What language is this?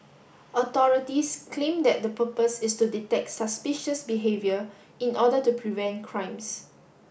English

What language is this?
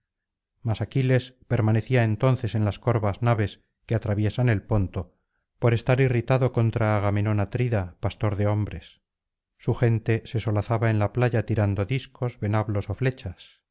Spanish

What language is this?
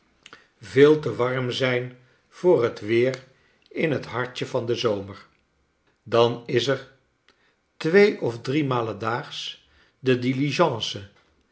Dutch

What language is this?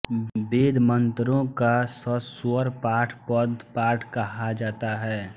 Hindi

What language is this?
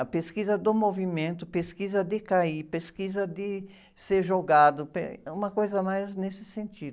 Portuguese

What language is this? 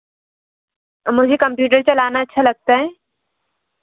Hindi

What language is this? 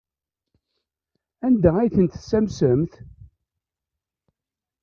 Kabyle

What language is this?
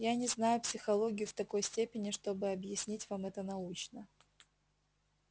Russian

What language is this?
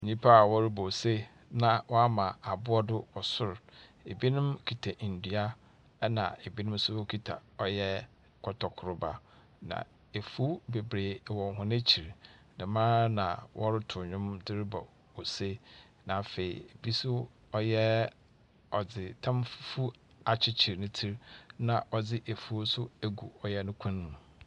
Akan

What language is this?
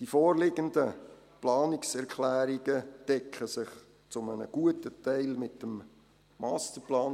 Swiss German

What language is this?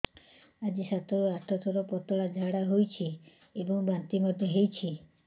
Odia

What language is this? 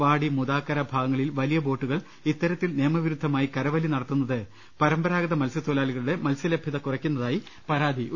Malayalam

